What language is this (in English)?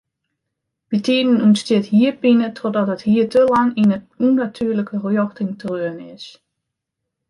Western Frisian